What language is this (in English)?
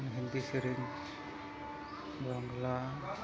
Santali